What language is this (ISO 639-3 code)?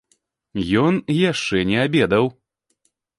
bel